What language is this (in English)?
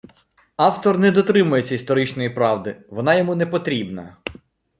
Ukrainian